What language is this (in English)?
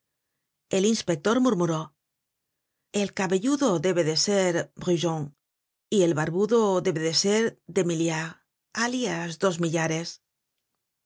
Spanish